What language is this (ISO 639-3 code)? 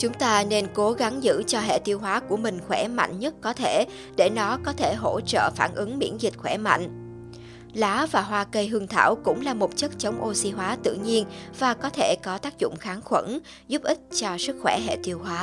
vie